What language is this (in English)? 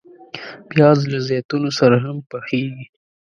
Pashto